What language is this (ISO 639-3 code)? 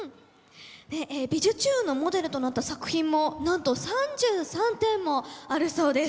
jpn